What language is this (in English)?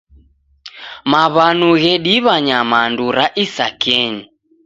Taita